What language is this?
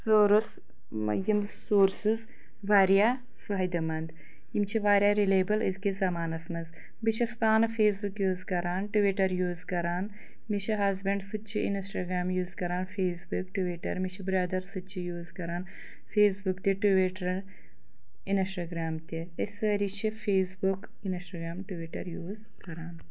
Kashmiri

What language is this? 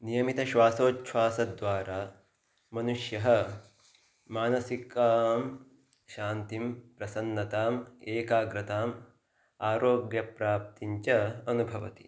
Sanskrit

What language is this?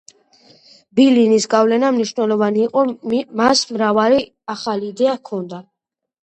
Georgian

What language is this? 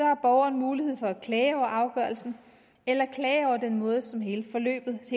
Danish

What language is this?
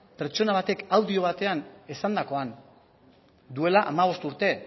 Basque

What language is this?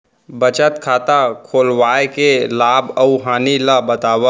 Chhattisgarhi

